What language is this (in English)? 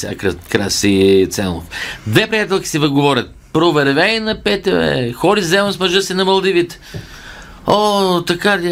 Bulgarian